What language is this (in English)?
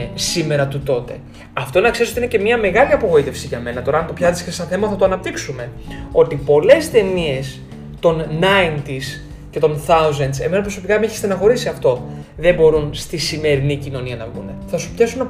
Greek